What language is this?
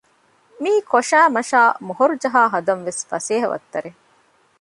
Divehi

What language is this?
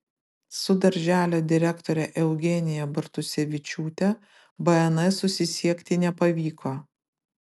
Lithuanian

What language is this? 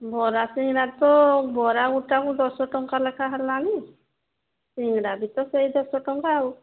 Odia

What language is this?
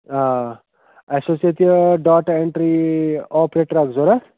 Kashmiri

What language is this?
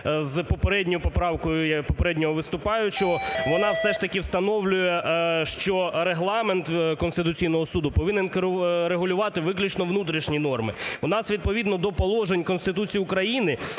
Ukrainian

